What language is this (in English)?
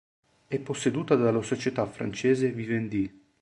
Italian